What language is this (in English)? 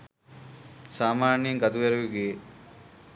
Sinhala